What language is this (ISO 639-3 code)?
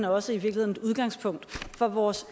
dan